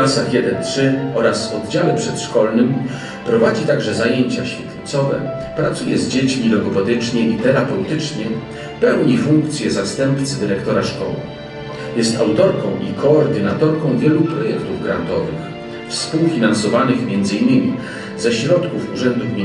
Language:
Polish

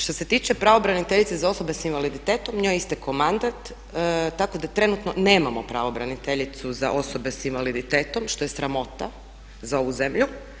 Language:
Croatian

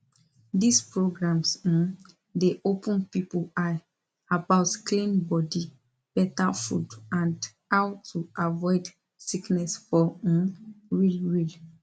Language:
Nigerian Pidgin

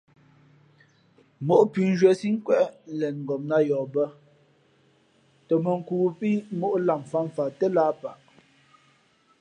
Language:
Fe'fe'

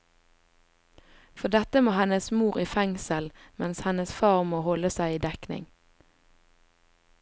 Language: Norwegian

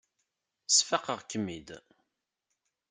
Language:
Kabyle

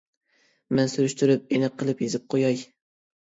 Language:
Uyghur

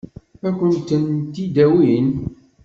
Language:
Kabyle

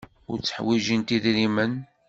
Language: Kabyle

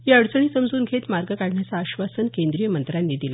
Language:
Marathi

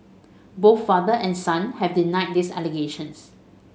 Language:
English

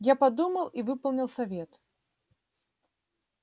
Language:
Russian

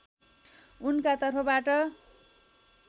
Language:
Nepali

